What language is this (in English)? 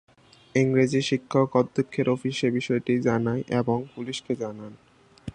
Bangla